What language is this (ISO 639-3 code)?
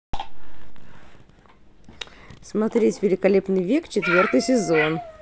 rus